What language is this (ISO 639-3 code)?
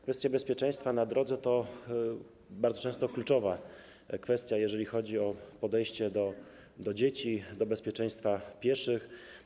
pol